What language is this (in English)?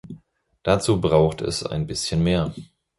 German